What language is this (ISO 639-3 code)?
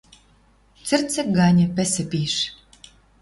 mrj